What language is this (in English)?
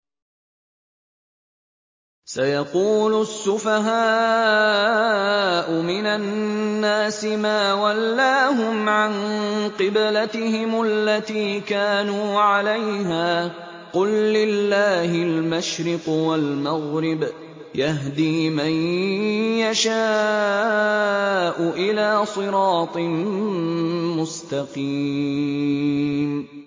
Arabic